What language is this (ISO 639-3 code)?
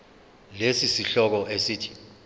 zul